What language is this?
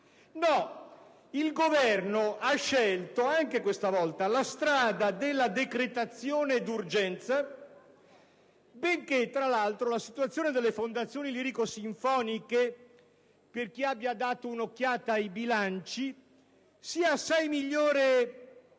Italian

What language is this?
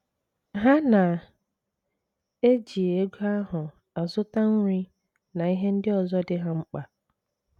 Igbo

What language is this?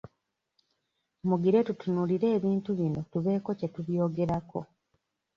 Ganda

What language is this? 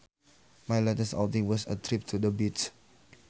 Sundanese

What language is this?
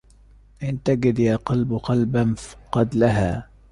Arabic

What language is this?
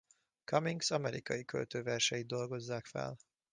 Hungarian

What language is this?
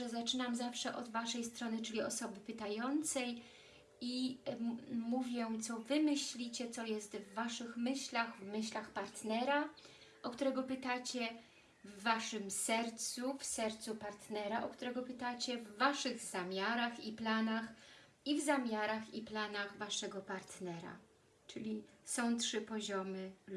Polish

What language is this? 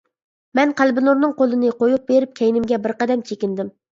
Uyghur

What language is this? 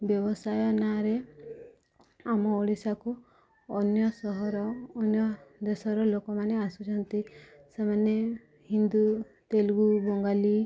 Odia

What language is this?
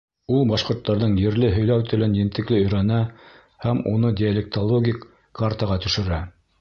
Bashkir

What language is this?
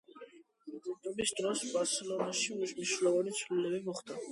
Georgian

